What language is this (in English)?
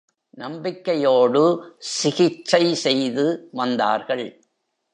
Tamil